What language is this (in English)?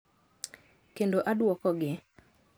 Luo (Kenya and Tanzania)